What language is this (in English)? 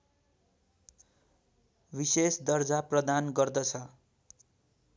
Nepali